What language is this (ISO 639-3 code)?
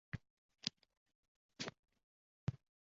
uzb